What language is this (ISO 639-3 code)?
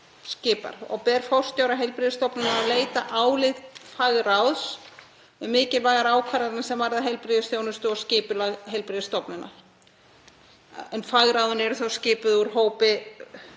isl